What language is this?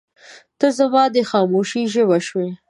Pashto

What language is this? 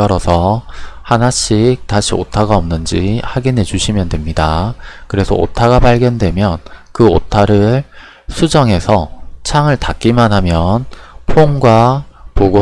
Korean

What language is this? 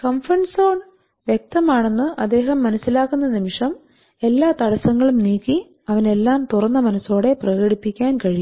Malayalam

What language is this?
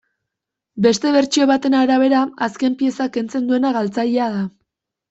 Basque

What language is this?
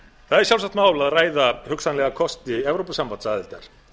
Icelandic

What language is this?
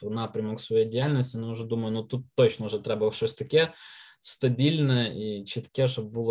Ukrainian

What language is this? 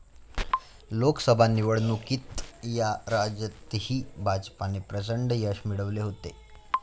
Marathi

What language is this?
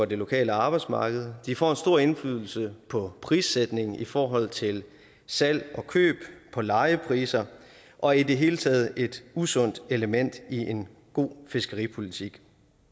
Danish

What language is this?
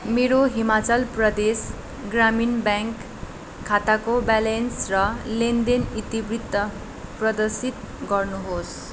Nepali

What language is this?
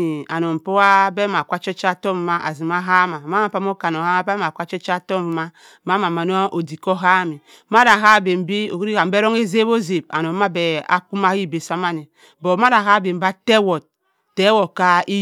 Cross River Mbembe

